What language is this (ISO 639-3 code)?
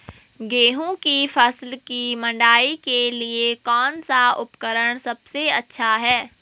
hin